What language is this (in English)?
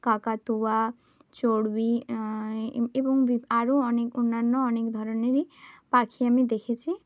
Bangla